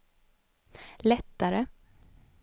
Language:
Swedish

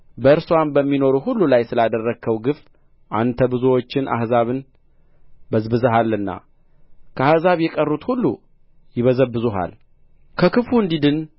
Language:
Amharic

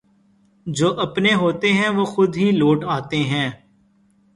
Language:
Urdu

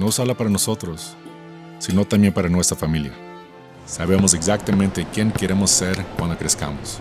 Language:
Spanish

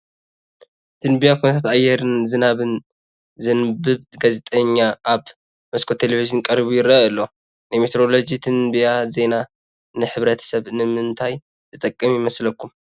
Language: Tigrinya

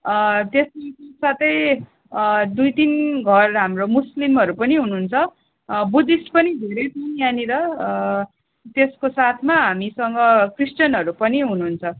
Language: Nepali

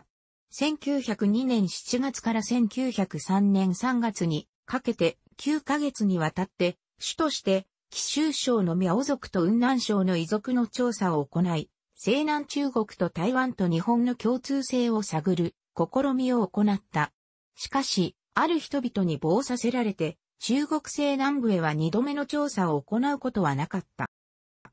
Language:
Japanese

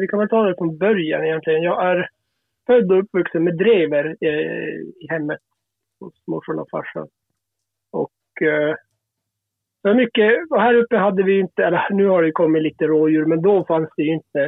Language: Swedish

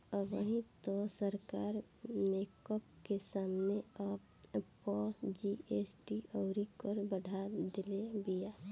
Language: Bhojpuri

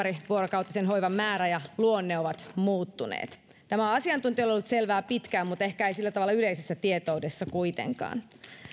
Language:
Finnish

